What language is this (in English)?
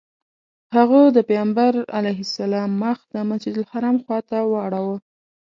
Pashto